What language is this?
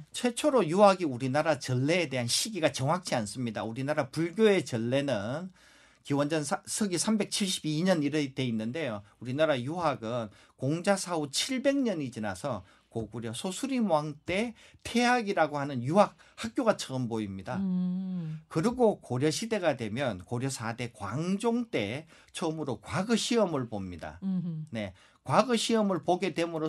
Korean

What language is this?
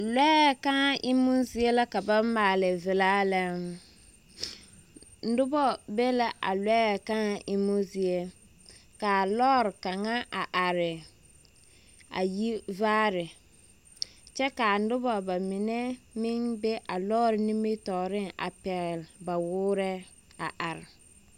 Southern Dagaare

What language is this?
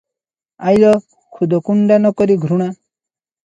Odia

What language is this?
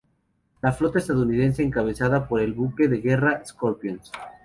Spanish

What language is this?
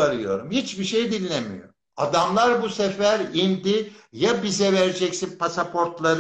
Turkish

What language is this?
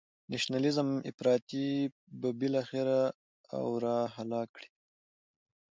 Pashto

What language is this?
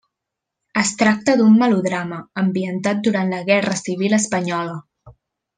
Catalan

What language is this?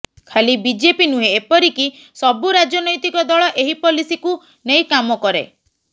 Odia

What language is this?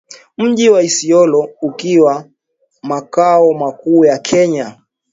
Swahili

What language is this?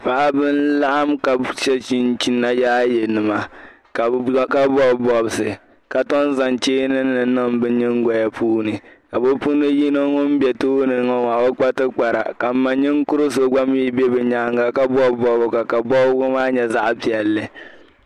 Dagbani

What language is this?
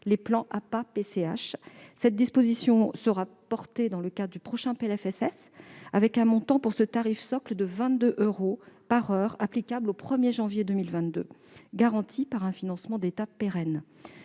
French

